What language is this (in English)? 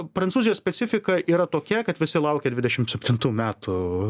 Lithuanian